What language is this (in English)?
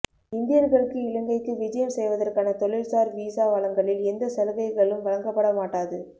Tamil